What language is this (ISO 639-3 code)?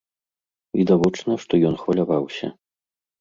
bel